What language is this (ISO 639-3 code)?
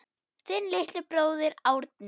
isl